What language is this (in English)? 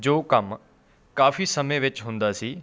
Punjabi